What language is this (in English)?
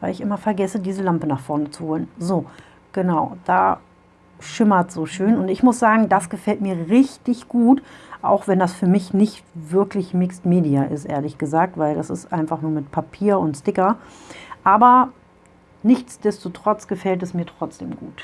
German